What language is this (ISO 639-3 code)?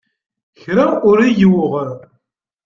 kab